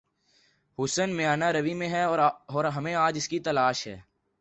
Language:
Urdu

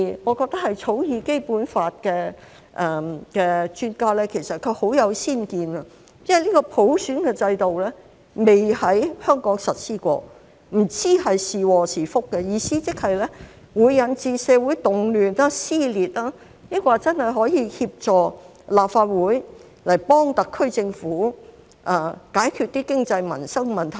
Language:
Cantonese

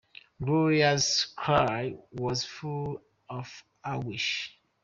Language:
English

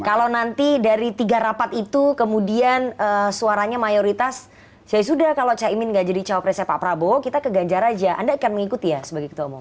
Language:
Indonesian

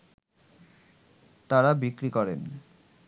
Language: Bangla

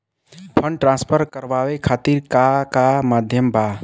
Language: Bhojpuri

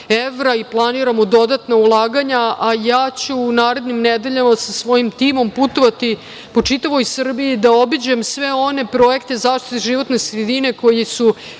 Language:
Serbian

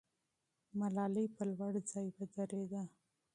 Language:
Pashto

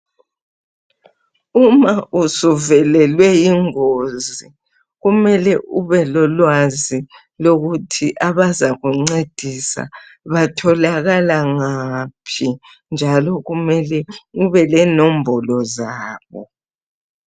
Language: North Ndebele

